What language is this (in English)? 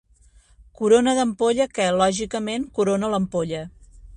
Catalan